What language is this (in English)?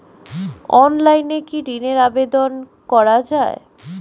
Bangla